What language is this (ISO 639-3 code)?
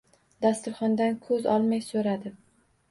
uzb